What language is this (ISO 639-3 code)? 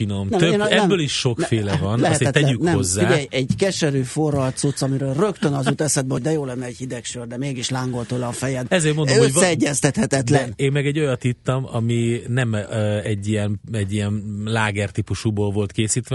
hun